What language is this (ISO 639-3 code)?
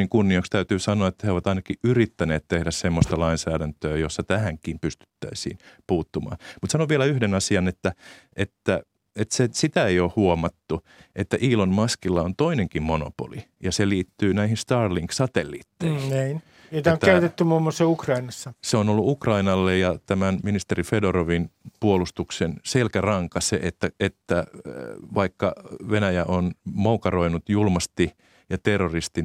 fin